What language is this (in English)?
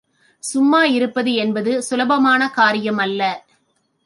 Tamil